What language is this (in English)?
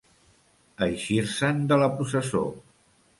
Catalan